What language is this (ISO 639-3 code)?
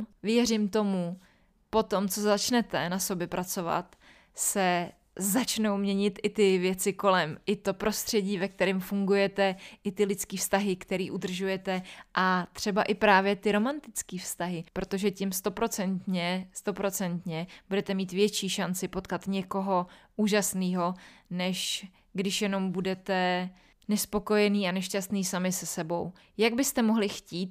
ces